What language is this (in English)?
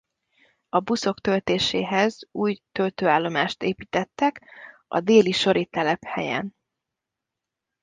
Hungarian